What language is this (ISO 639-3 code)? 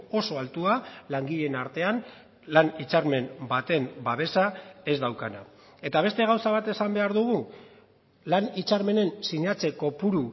eus